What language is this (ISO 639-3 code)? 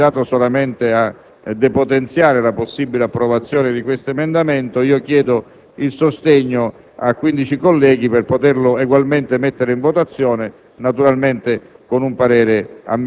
ita